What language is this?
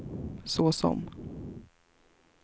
Swedish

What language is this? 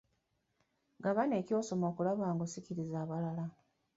Ganda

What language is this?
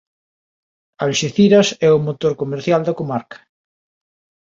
Galician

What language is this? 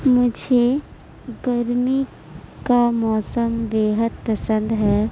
Urdu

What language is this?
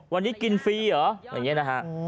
Thai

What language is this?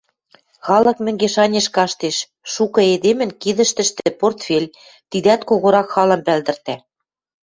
Western Mari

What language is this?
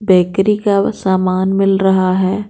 Hindi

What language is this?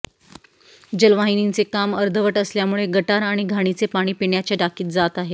Marathi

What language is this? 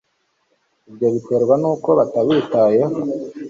Kinyarwanda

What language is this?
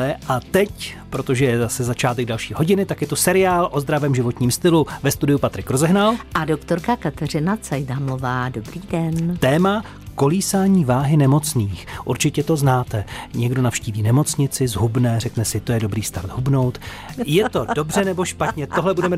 Czech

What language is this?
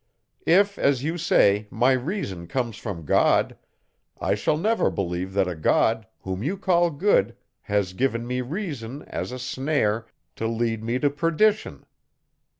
English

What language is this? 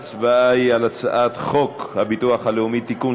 Hebrew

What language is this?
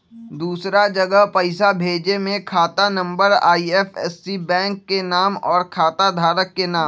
Magahi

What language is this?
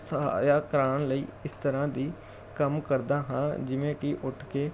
Punjabi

